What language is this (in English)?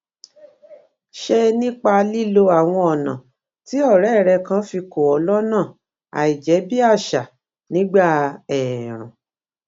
Yoruba